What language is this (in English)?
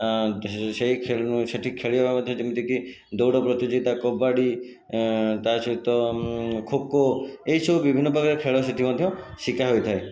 Odia